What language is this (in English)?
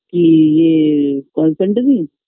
Bangla